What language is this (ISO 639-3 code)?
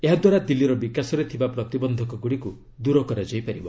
ori